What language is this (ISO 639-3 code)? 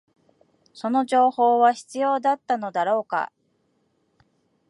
jpn